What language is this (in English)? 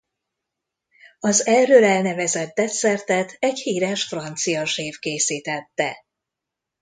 Hungarian